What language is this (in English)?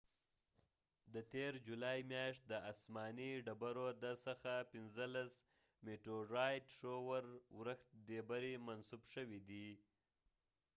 Pashto